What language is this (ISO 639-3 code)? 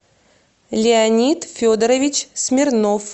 rus